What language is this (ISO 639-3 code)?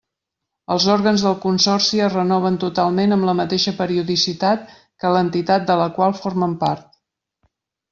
cat